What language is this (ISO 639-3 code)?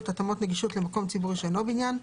heb